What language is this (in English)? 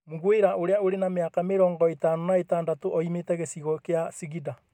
Kikuyu